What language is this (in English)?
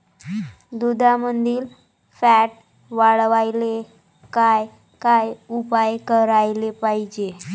Marathi